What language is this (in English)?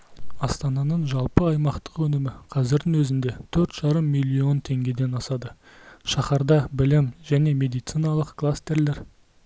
Kazakh